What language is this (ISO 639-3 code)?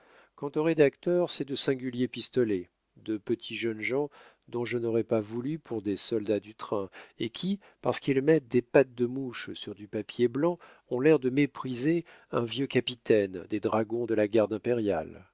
fra